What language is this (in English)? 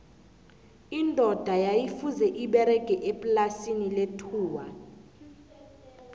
South Ndebele